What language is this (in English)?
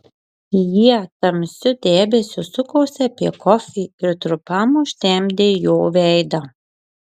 Lithuanian